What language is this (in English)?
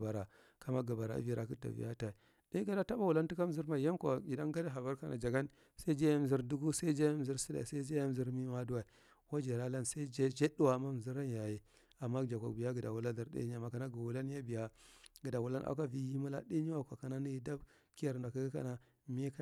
Marghi Central